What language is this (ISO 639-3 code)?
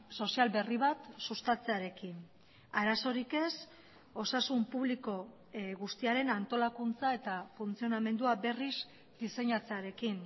eus